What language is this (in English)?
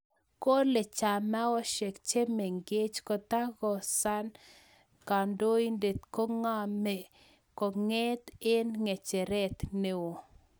Kalenjin